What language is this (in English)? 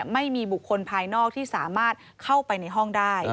Thai